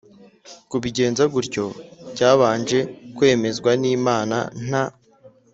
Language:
Kinyarwanda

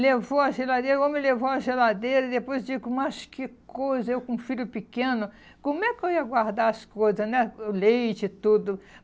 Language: Portuguese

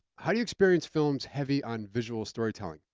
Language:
English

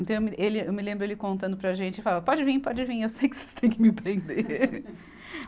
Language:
Portuguese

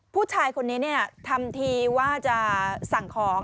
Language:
Thai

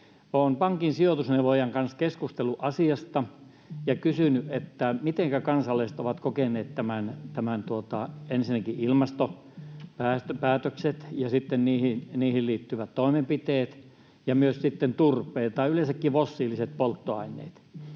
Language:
Finnish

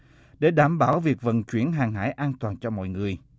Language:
Vietnamese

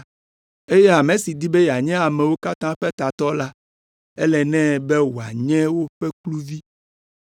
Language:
Ewe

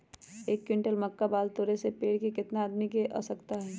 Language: Magahi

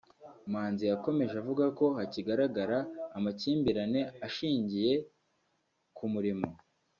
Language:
Kinyarwanda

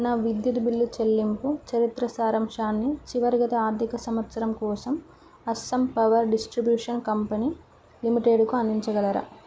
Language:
Telugu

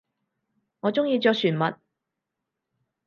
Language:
Cantonese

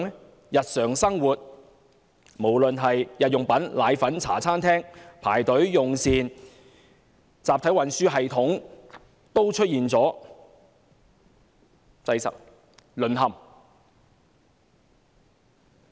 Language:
Cantonese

